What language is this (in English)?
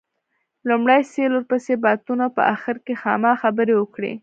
Pashto